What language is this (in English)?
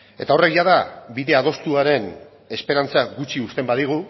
Basque